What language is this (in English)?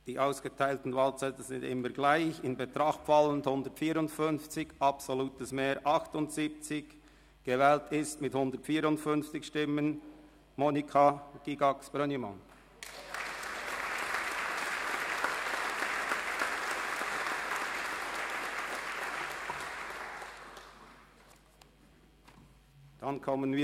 Swiss German